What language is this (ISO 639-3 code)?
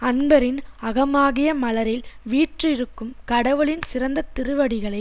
tam